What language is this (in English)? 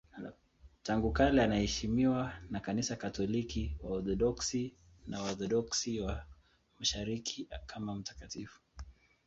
Swahili